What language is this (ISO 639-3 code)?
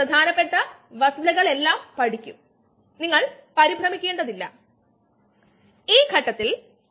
mal